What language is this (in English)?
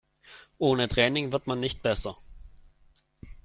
German